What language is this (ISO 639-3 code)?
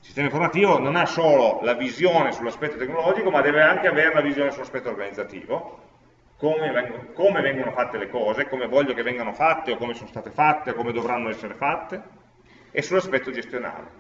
ita